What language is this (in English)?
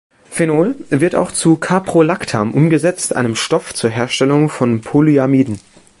German